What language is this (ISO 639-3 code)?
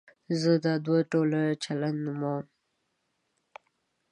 pus